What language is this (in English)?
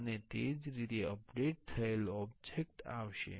Gujarati